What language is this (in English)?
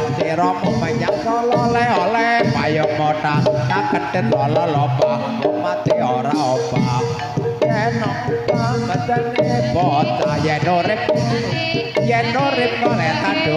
Thai